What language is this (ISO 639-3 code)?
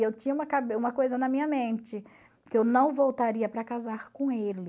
por